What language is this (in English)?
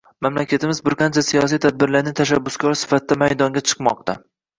Uzbek